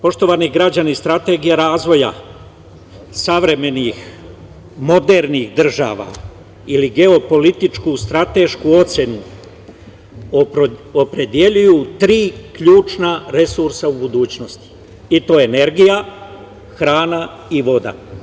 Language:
Serbian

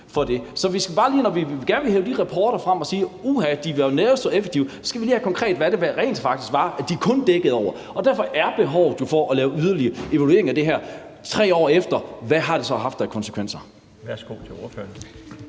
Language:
Danish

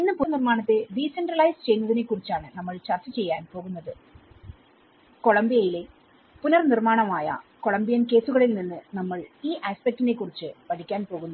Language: Malayalam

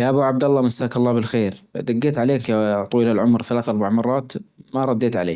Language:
Najdi Arabic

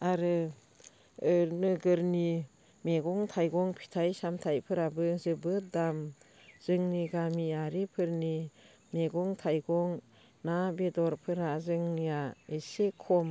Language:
Bodo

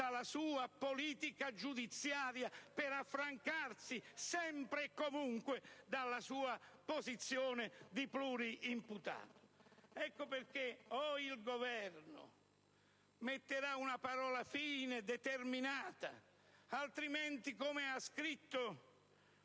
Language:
Italian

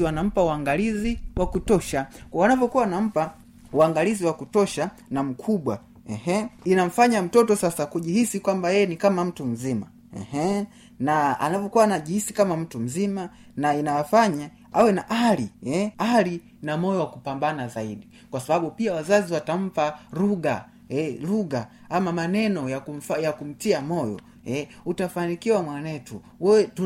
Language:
Swahili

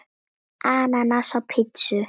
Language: Icelandic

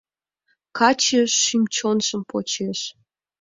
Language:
Mari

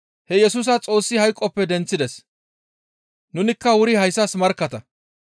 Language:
Gamo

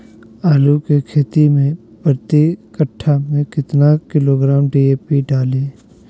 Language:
Magahi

